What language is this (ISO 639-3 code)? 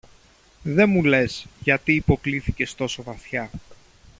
ell